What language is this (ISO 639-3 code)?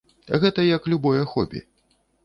bel